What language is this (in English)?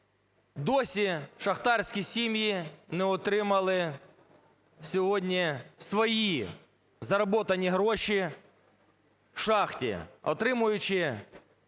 Ukrainian